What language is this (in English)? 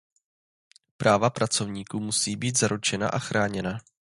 Czech